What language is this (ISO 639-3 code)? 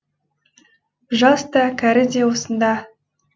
kaz